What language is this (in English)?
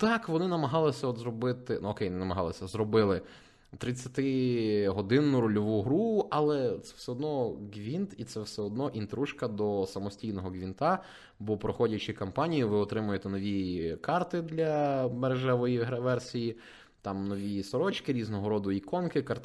Ukrainian